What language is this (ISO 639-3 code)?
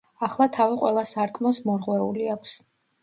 kat